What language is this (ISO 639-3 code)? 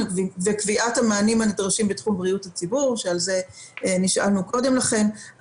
heb